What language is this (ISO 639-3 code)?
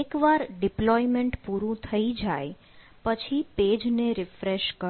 guj